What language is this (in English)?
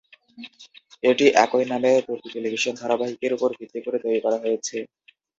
Bangla